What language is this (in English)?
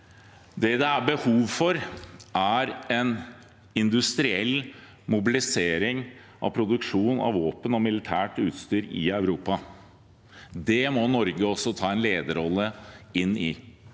Norwegian